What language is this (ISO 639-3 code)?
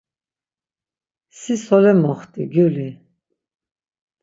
lzz